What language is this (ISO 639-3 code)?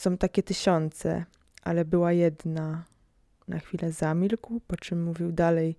pol